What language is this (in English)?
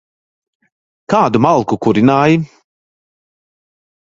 Latvian